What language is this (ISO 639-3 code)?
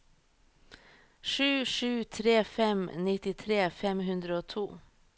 nor